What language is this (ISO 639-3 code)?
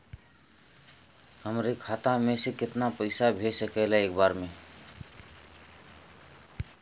bho